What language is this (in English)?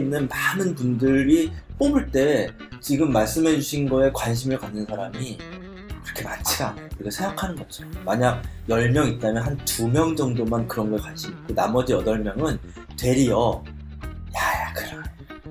Korean